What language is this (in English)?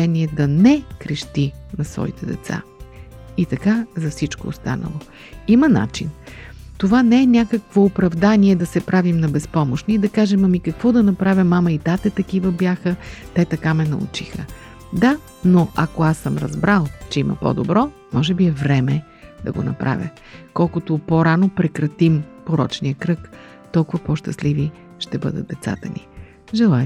Bulgarian